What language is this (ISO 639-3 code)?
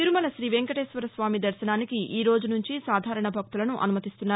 tel